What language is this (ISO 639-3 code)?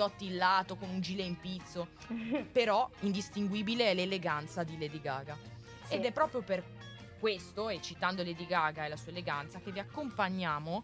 ita